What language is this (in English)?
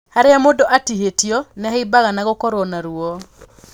Kikuyu